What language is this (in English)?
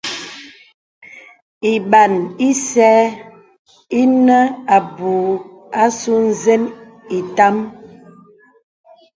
Bebele